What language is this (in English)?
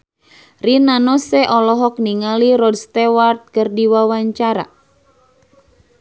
Sundanese